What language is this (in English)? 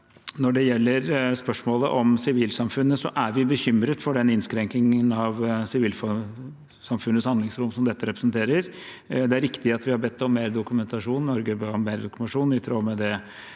Norwegian